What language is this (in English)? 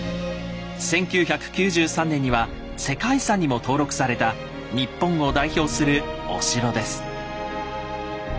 Japanese